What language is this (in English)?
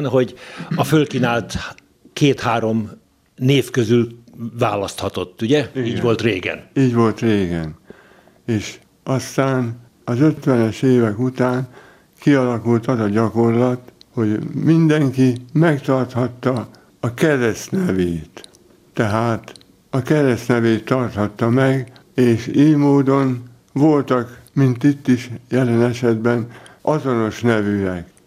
Hungarian